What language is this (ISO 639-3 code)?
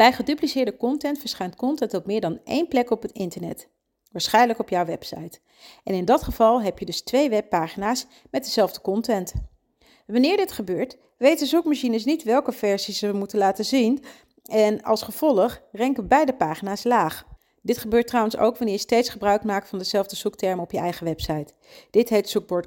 nld